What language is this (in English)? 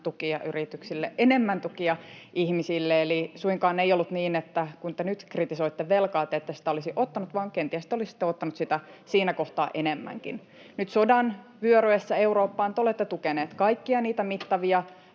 Finnish